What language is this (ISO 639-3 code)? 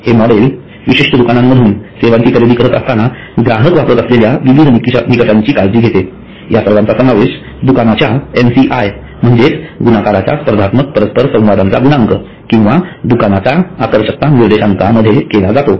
mar